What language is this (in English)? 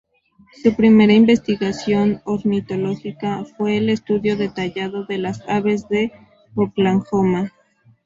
Spanish